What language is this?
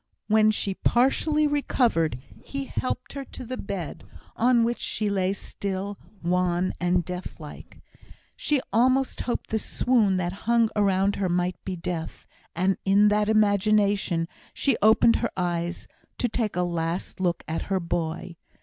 English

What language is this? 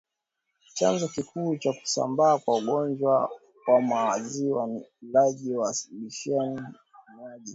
Swahili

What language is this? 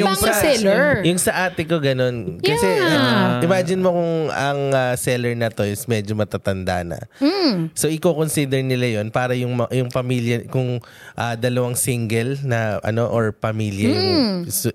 Filipino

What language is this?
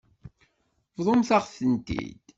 Kabyle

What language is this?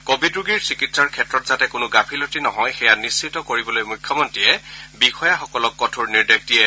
Assamese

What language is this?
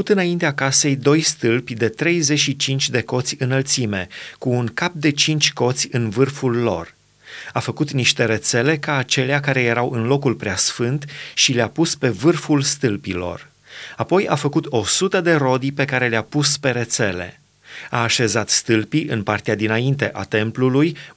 Romanian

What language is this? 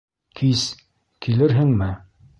Bashkir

